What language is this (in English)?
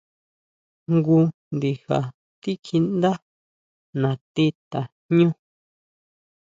Huautla Mazatec